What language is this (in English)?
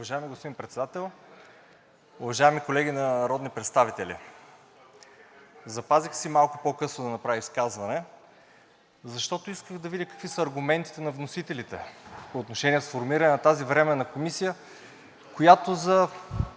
Bulgarian